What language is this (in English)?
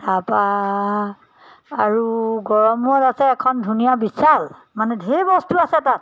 Assamese